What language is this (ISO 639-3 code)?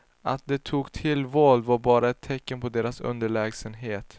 swe